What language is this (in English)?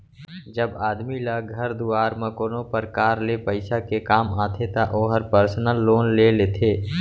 Chhattisgarhi